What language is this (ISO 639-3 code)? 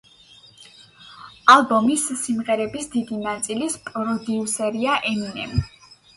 kat